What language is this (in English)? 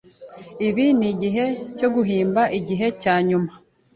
Kinyarwanda